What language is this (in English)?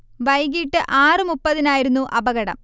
Malayalam